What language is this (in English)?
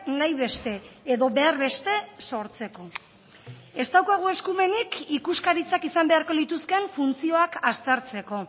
Basque